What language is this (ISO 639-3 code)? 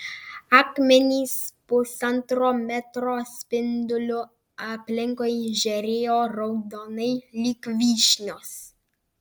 lit